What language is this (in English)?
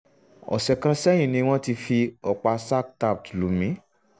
Yoruba